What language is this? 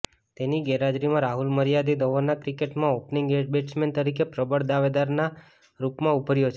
Gujarati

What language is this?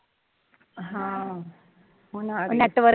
Punjabi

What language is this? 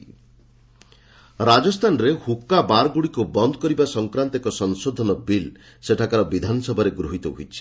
Odia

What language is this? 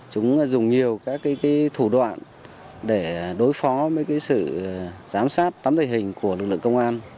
Vietnamese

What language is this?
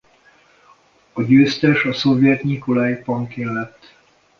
Hungarian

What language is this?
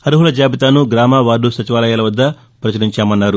Telugu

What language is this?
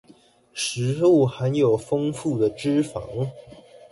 Chinese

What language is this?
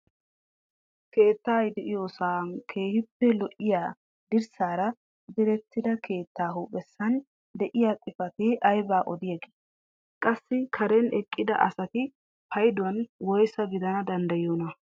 Wolaytta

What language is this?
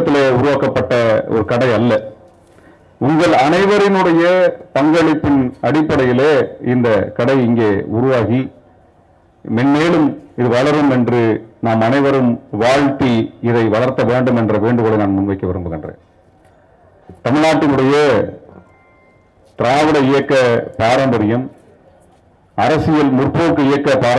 Arabic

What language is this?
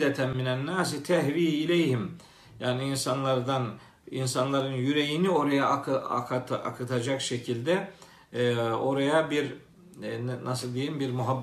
Turkish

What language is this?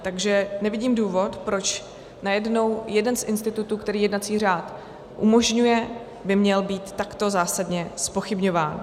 Czech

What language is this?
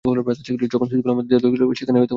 Bangla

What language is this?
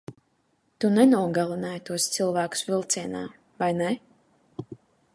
Latvian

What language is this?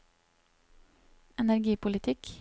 Norwegian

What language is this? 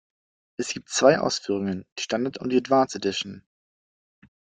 German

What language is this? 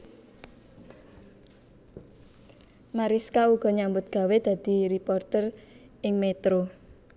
Javanese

